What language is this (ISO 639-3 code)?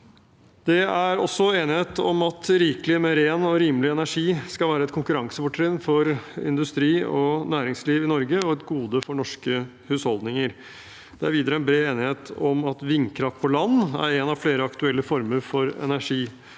nor